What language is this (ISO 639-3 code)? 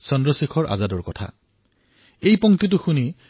asm